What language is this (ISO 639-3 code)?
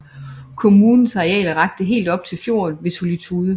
dan